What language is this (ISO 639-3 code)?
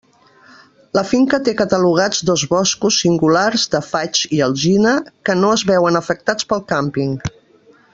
cat